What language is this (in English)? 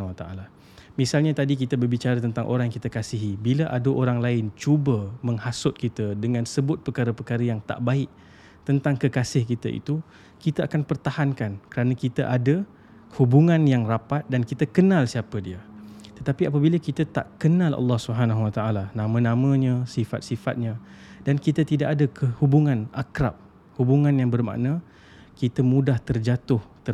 Malay